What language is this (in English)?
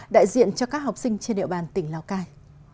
Vietnamese